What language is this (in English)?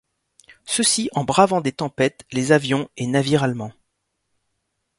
French